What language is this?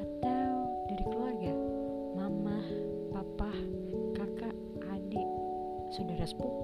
Indonesian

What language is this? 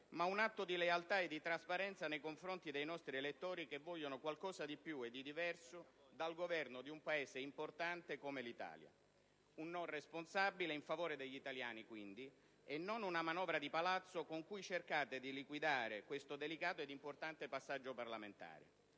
Italian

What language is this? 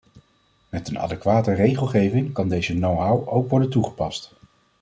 Dutch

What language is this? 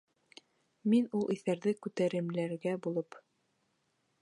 Bashkir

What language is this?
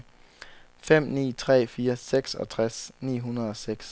Danish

